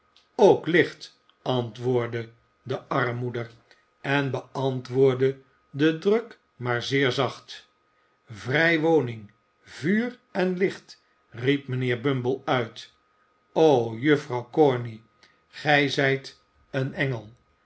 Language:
Dutch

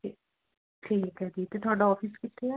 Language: Punjabi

